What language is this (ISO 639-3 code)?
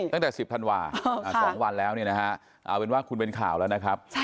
tha